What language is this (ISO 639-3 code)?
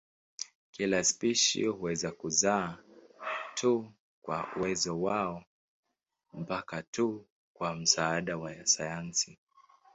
swa